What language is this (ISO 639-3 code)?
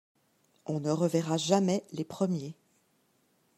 fra